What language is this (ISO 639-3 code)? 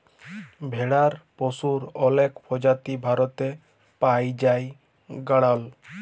ben